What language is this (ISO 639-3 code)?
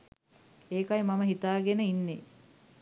sin